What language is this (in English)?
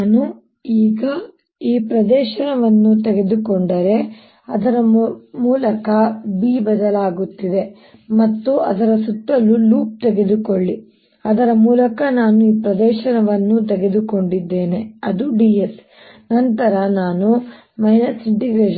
Kannada